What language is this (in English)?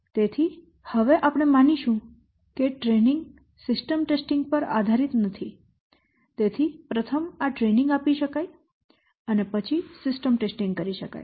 Gujarati